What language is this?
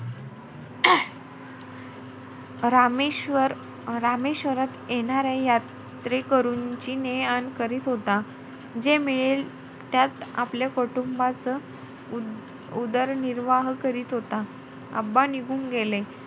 Marathi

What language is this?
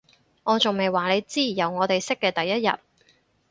Cantonese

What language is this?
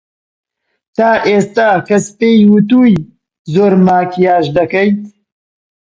Central Kurdish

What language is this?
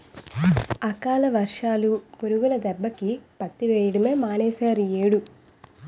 Telugu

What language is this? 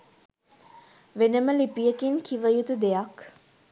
Sinhala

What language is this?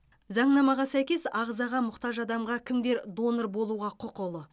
Kazakh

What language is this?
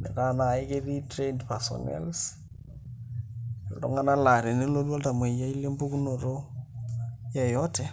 Masai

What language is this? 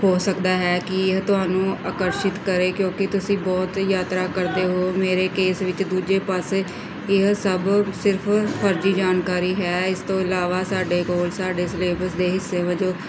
Punjabi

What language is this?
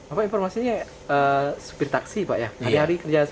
Indonesian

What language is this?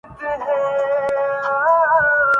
Urdu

